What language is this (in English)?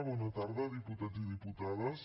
Catalan